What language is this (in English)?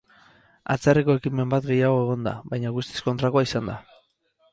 Basque